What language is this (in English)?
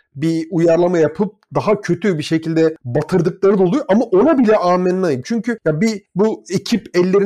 Turkish